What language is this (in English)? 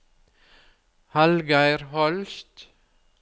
Norwegian